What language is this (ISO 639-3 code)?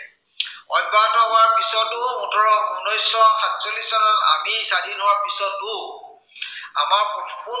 asm